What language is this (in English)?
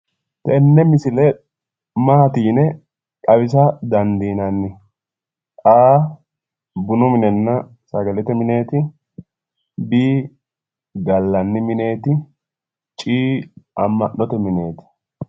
Sidamo